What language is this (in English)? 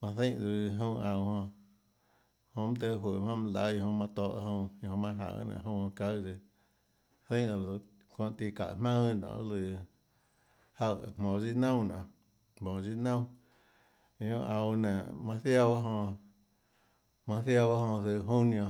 Tlacoatzintepec Chinantec